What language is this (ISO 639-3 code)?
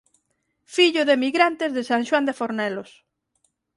glg